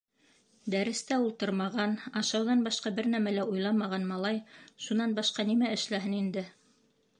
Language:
Bashkir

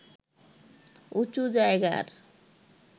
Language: Bangla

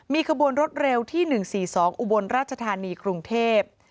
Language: Thai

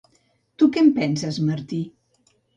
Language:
Catalan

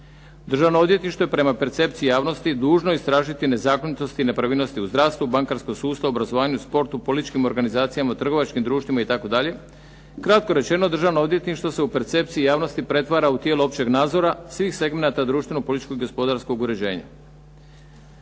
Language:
Croatian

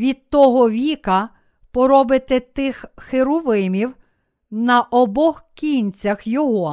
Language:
Ukrainian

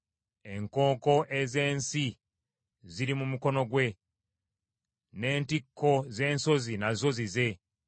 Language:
Ganda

